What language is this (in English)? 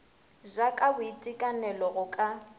Northern Sotho